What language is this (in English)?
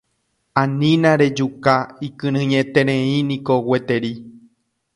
Guarani